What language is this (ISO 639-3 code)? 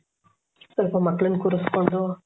kan